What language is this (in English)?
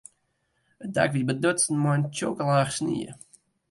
Western Frisian